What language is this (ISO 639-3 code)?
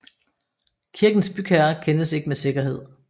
dan